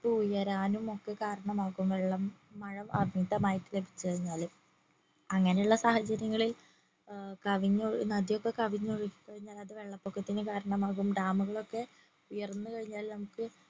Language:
Malayalam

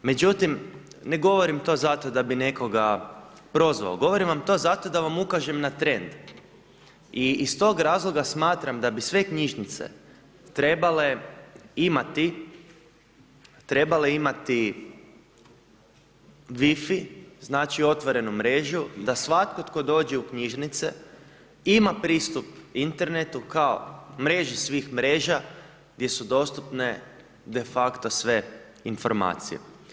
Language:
Croatian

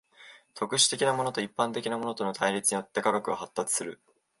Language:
Japanese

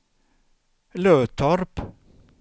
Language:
Swedish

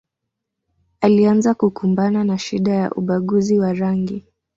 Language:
Swahili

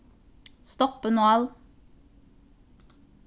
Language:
Faroese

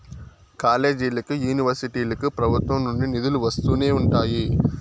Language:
Telugu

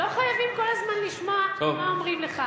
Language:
Hebrew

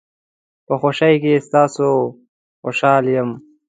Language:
Pashto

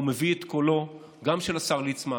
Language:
Hebrew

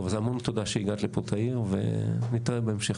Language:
Hebrew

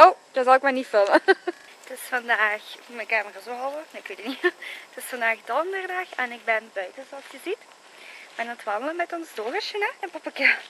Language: Dutch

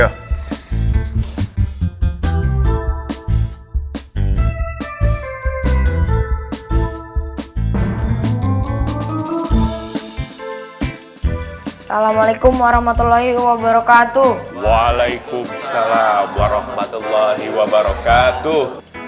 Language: Indonesian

